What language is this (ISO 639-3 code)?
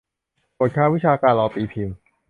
tha